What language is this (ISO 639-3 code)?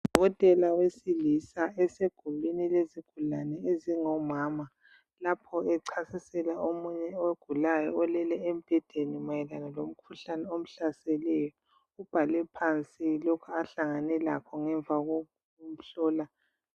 nde